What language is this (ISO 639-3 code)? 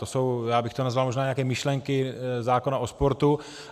ces